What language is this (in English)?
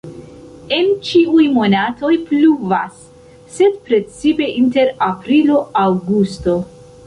Esperanto